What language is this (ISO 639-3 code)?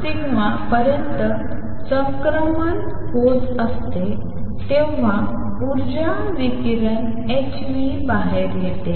mar